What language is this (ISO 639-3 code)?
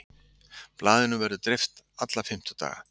isl